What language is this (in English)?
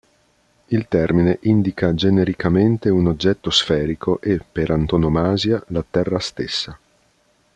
Italian